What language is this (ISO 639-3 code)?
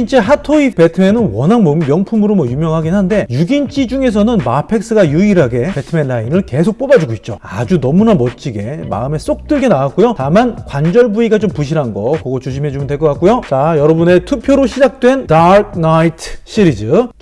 kor